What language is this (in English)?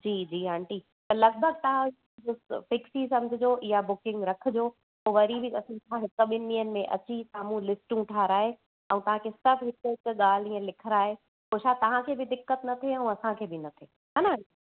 Sindhi